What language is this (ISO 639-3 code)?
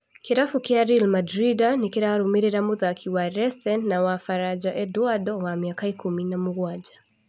kik